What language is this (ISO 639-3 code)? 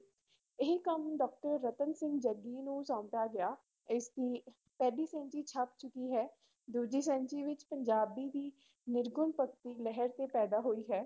pan